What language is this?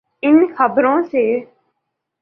Urdu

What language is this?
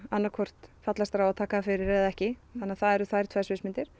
Icelandic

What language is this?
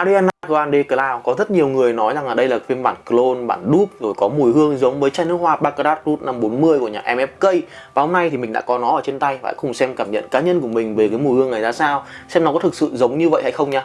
Vietnamese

